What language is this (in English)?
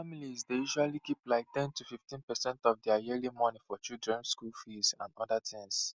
Nigerian Pidgin